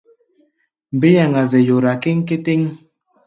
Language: Gbaya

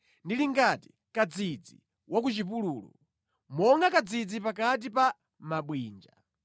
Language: Nyanja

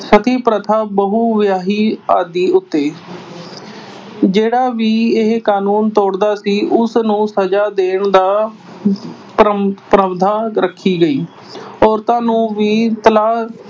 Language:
Punjabi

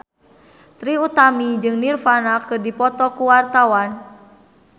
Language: Sundanese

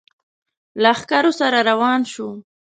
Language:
Pashto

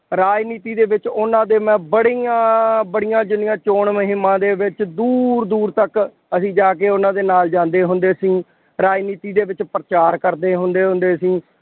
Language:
Punjabi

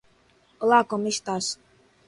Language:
Portuguese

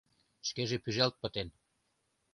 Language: Mari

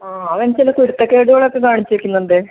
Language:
Malayalam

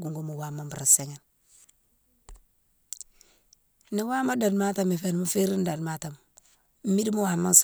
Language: Mansoanka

